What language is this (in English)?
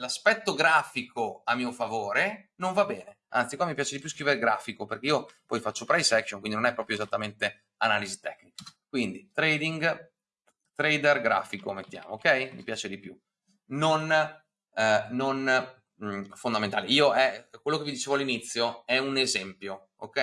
Italian